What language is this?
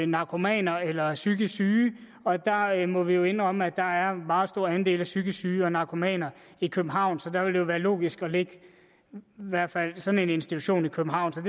Danish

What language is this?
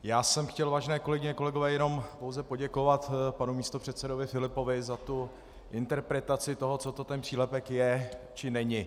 Czech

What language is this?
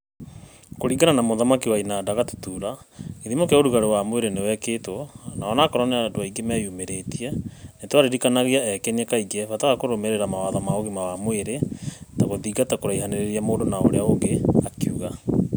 Kikuyu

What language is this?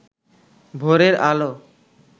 Bangla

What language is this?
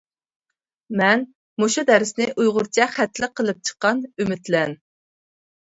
Uyghur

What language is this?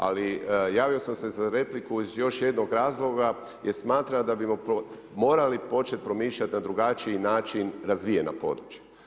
Croatian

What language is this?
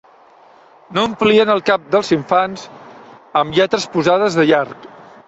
Catalan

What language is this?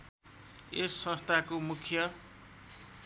Nepali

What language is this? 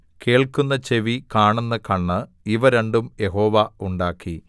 Malayalam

